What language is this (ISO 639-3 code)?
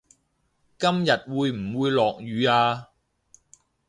yue